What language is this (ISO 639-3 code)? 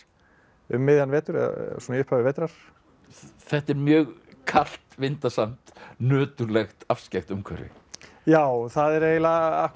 isl